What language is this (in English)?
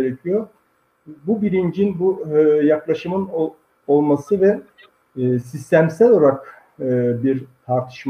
Turkish